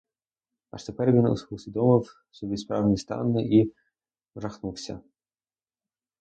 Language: Ukrainian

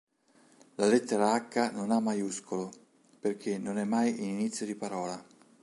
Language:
Italian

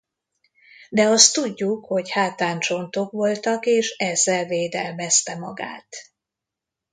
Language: Hungarian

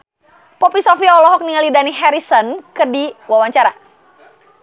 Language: Sundanese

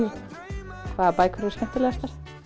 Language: Icelandic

